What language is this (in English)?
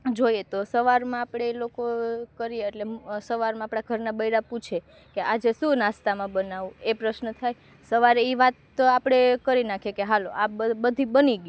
Gujarati